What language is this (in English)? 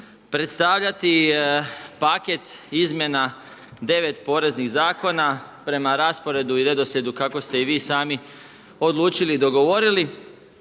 Croatian